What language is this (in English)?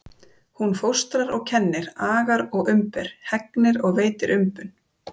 Icelandic